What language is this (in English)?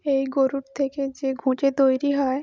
Bangla